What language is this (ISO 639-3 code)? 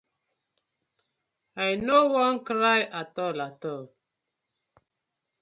pcm